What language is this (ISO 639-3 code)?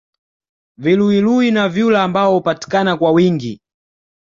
swa